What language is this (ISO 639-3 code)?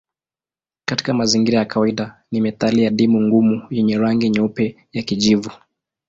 swa